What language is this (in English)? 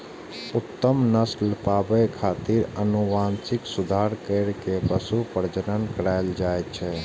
Maithili